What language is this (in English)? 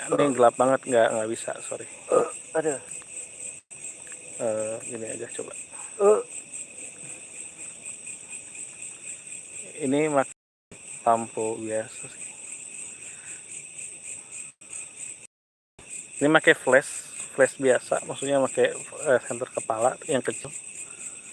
Indonesian